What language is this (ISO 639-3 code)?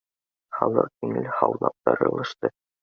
bak